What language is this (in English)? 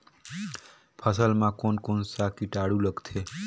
Chhattisgarhi